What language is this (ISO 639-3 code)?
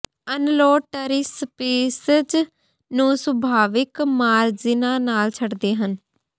pan